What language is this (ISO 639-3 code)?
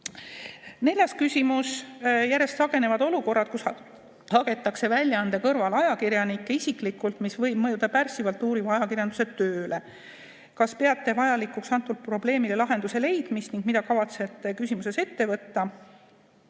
est